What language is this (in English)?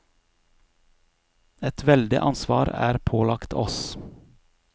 Norwegian